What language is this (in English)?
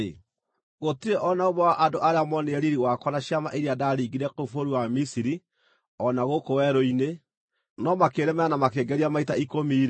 Kikuyu